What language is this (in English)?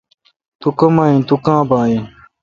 Kalkoti